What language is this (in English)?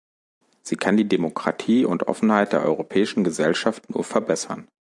German